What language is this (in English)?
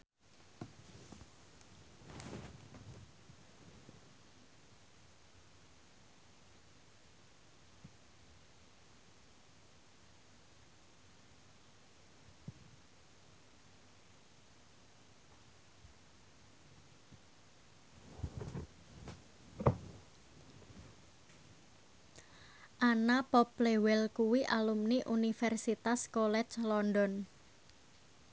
Javanese